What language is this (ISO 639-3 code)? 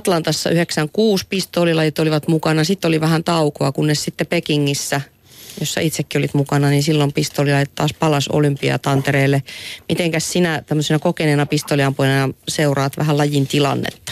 fin